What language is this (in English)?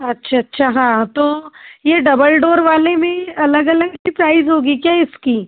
Hindi